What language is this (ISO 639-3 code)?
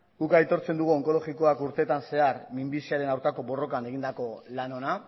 eus